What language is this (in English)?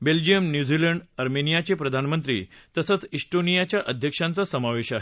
Marathi